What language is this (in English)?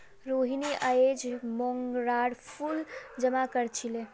Magahi